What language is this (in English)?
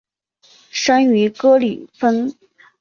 Chinese